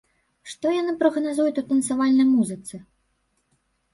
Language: Belarusian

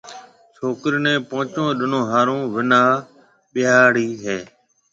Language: Marwari (Pakistan)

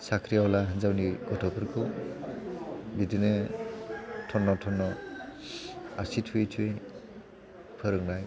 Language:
Bodo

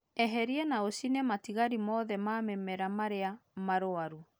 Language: Kikuyu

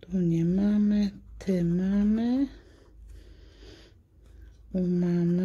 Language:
Polish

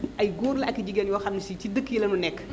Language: Wolof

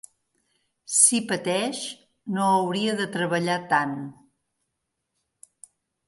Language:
Catalan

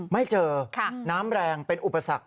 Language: Thai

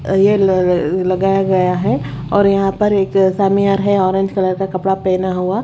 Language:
Hindi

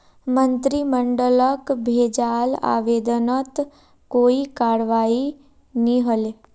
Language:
Magahi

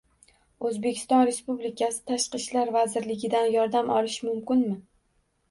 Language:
Uzbek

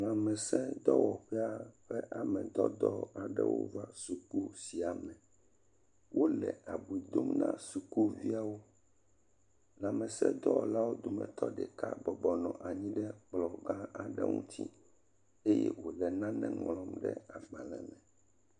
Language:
Ewe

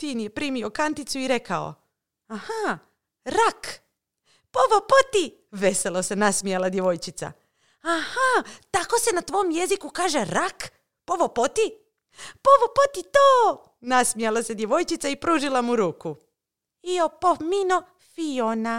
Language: Croatian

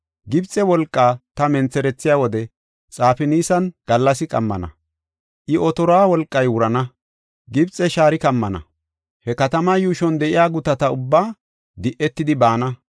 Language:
Gofa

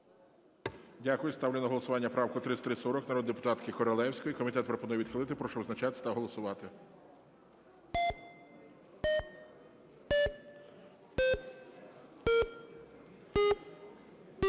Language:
Ukrainian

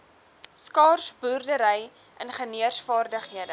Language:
Afrikaans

